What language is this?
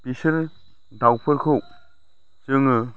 Bodo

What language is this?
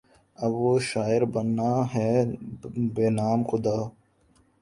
Urdu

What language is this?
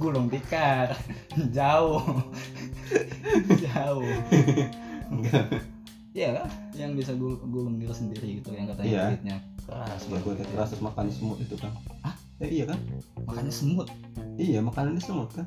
Indonesian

